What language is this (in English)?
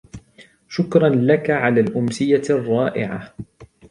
Arabic